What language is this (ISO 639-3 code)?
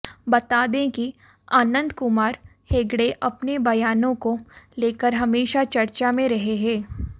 hin